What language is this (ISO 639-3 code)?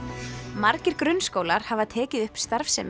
isl